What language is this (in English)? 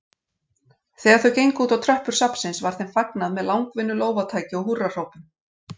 Icelandic